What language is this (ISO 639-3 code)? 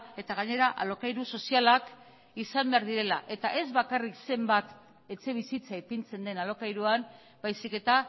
eus